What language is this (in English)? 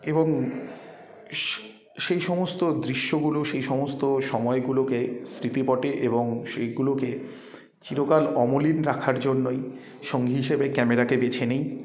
Bangla